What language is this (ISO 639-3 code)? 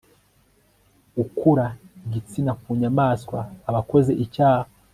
kin